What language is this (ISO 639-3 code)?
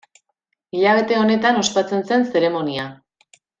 eus